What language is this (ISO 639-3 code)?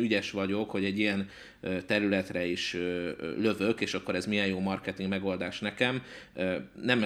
hun